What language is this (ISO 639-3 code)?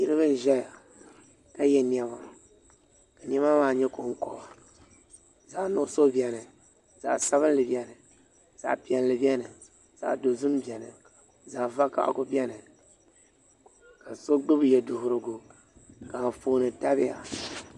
dag